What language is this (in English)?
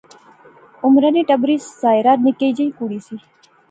Pahari-Potwari